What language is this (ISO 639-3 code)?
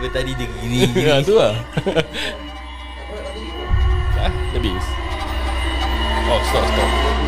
msa